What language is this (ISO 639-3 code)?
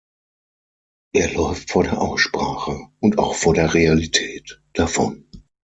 deu